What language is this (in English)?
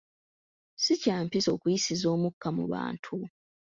Ganda